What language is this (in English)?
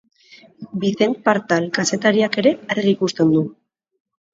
Basque